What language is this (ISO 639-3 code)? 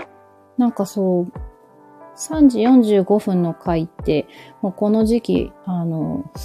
jpn